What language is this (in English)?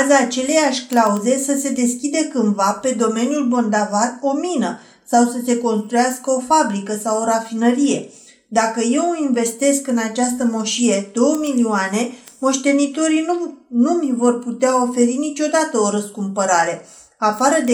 Romanian